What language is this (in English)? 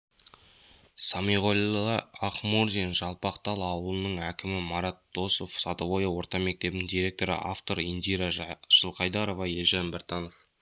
Kazakh